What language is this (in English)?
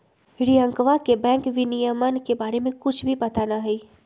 Magahi